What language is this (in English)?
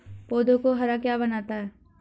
Hindi